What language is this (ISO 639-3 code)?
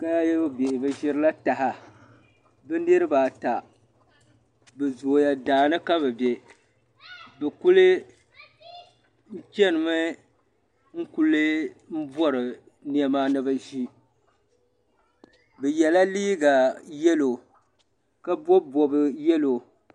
dag